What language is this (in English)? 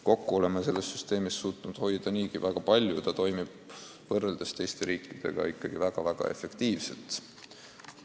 Estonian